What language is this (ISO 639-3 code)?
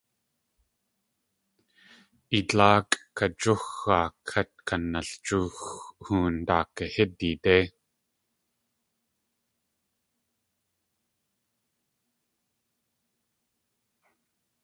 tli